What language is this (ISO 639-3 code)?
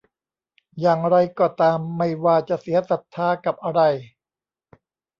tha